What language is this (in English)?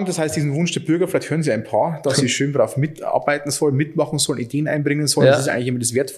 German